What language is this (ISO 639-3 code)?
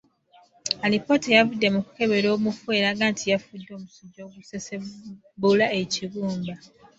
lug